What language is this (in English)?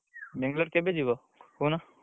Odia